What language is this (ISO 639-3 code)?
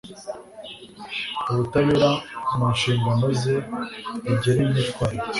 kin